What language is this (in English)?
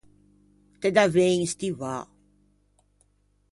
Ligurian